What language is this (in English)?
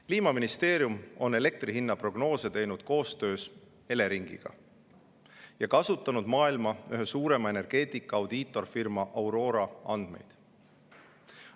Estonian